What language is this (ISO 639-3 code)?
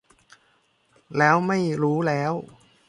tha